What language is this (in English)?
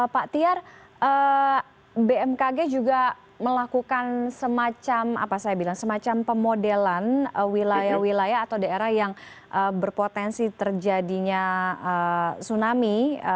Indonesian